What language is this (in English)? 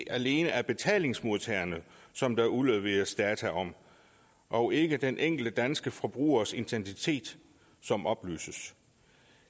Danish